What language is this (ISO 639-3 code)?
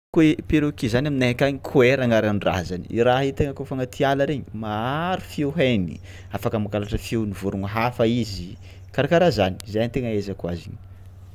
xmw